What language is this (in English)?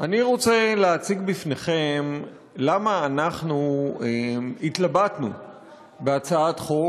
Hebrew